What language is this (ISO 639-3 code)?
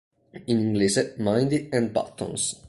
ita